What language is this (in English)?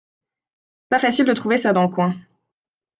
French